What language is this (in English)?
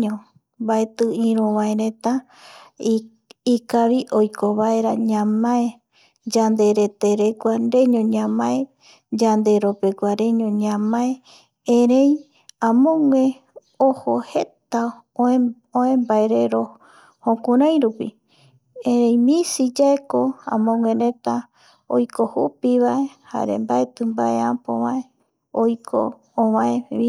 Eastern Bolivian Guaraní